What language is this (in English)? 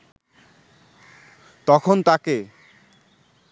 Bangla